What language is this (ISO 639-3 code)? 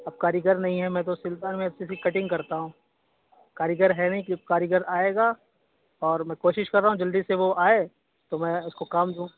urd